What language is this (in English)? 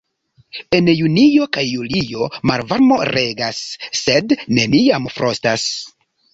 Esperanto